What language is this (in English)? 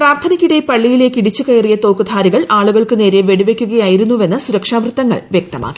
Malayalam